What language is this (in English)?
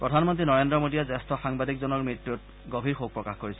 Assamese